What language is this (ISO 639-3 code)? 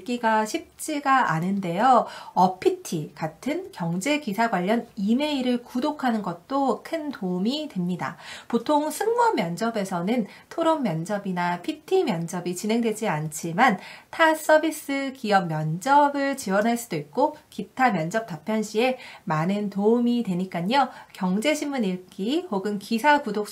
kor